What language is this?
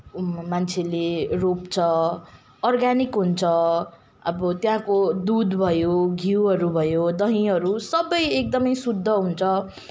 Nepali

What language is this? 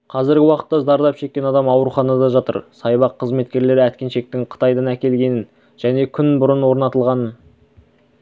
Kazakh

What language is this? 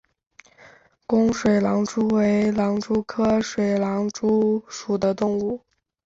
Chinese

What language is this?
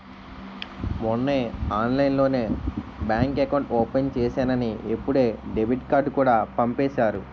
Telugu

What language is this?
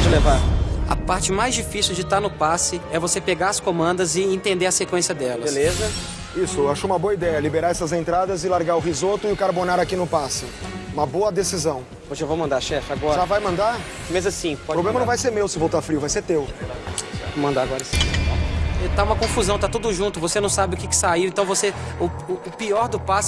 Portuguese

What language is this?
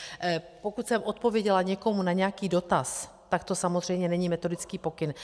Czech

